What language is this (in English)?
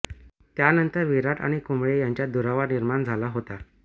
Marathi